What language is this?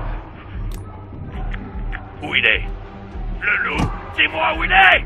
French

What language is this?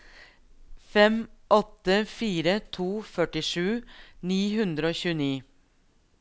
Norwegian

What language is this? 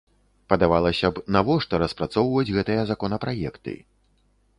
Belarusian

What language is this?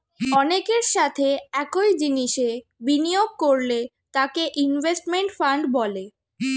Bangla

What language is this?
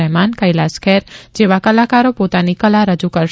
Gujarati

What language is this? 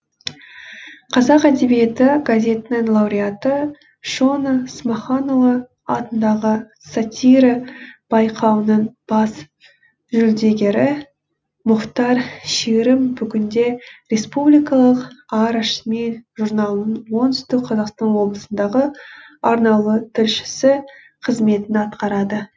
Kazakh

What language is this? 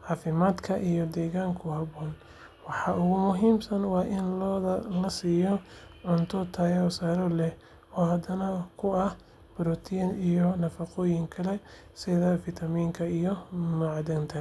Somali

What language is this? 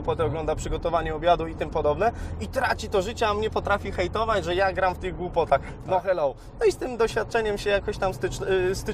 Polish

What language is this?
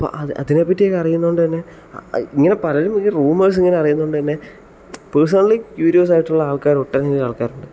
Malayalam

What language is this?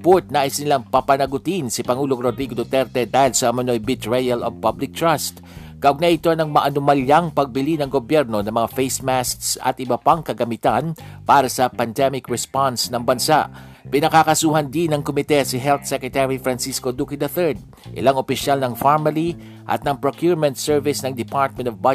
Filipino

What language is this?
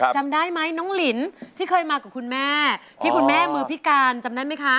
Thai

